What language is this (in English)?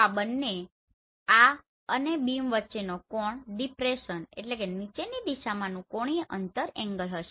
Gujarati